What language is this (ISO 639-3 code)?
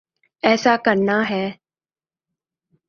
urd